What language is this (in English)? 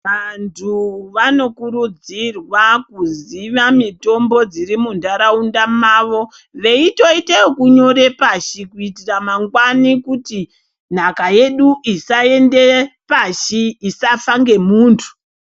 Ndau